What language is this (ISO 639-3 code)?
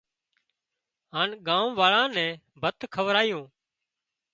kxp